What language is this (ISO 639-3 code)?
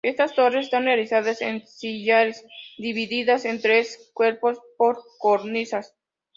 spa